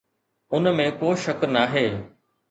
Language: Sindhi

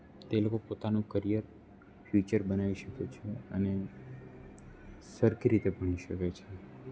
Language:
Gujarati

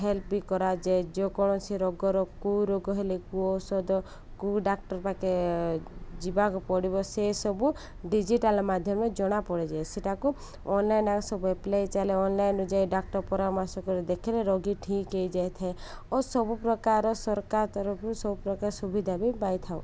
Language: Odia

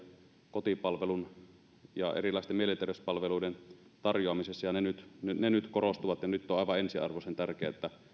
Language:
Finnish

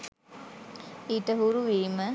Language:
Sinhala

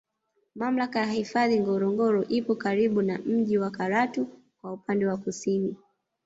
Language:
Swahili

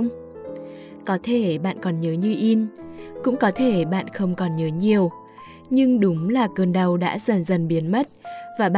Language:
Vietnamese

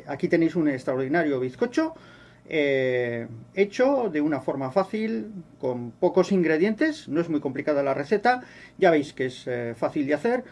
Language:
Spanish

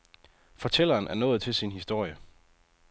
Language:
Danish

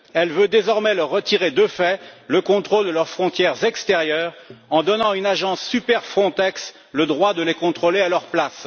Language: French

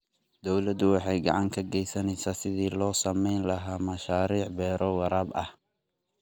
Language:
Somali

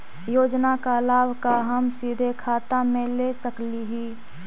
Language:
Magahi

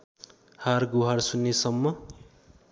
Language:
Nepali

